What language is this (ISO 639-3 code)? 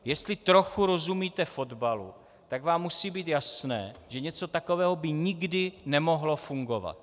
ces